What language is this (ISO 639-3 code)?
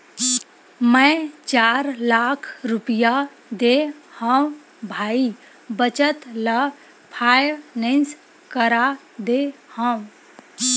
hne